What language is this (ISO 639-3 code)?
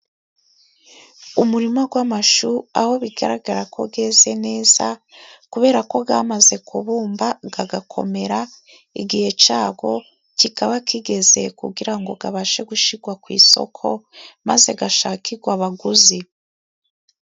kin